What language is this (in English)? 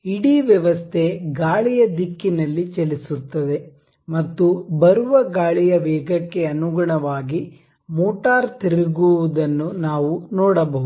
Kannada